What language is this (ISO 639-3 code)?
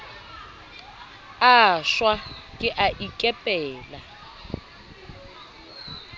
sot